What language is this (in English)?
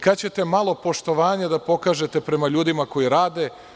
Serbian